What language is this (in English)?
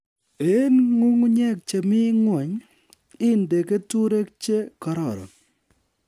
Kalenjin